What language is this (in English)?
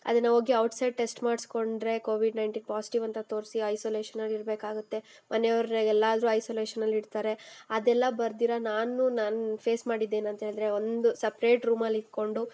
Kannada